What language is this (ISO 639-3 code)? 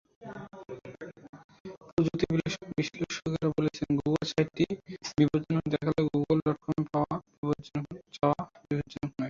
ben